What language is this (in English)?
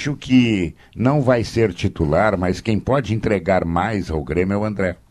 Portuguese